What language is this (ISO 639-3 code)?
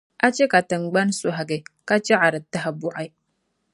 dag